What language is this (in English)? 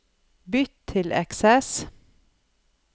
Norwegian